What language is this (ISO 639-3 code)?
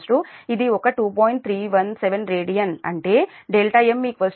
tel